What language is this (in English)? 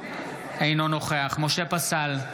Hebrew